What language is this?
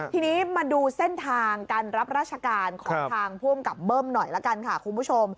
Thai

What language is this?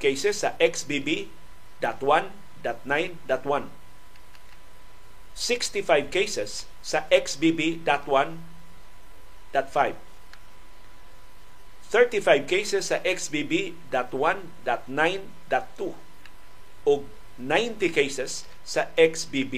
Filipino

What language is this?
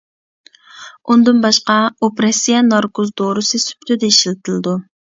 Uyghur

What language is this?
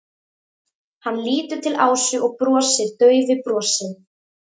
Icelandic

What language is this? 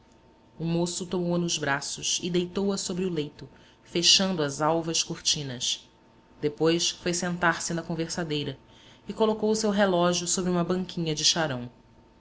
Portuguese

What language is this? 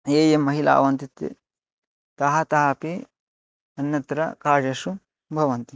Sanskrit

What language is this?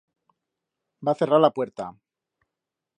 Aragonese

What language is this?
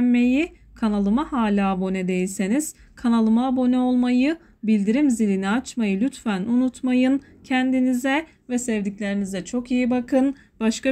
Turkish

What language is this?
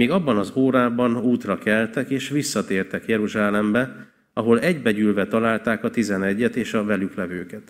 Hungarian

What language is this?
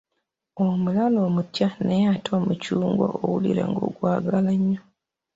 Ganda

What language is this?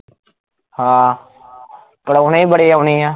Punjabi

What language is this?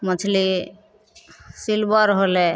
Maithili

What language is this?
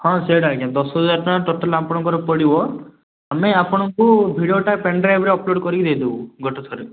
Odia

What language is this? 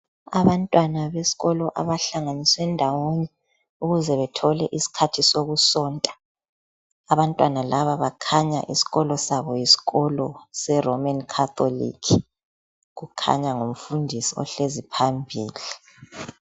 North Ndebele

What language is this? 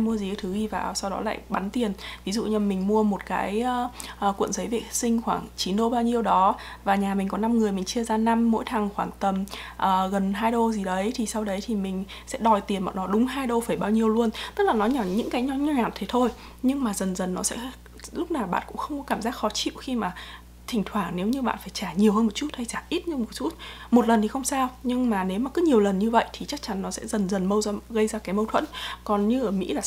Vietnamese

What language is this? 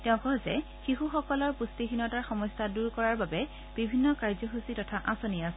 Assamese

